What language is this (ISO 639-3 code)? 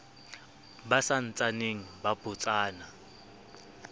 sot